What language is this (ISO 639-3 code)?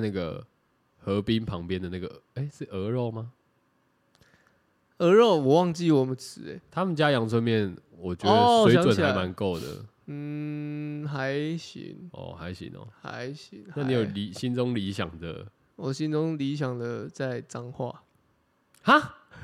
zho